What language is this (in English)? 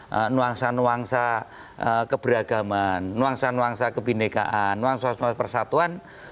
Indonesian